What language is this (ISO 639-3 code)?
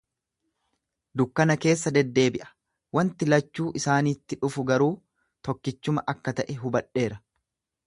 orm